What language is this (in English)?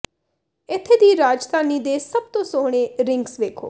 Punjabi